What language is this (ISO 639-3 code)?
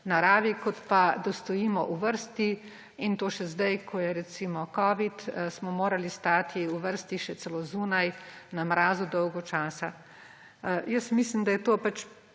slv